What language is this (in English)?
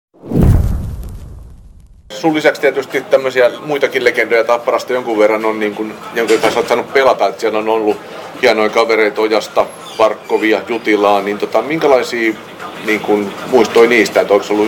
Finnish